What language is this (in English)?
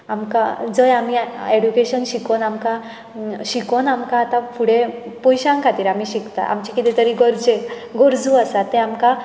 Konkani